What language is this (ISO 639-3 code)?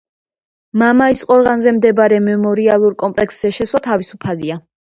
kat